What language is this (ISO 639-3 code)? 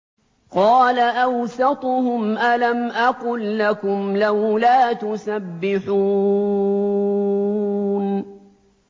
ara